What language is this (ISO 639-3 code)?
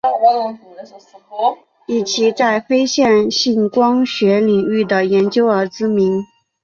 zho